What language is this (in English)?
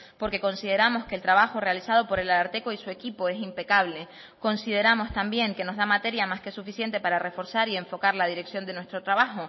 Spanish